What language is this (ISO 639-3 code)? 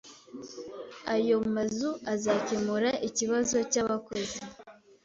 kin